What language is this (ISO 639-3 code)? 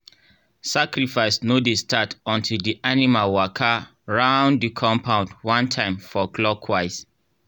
pcm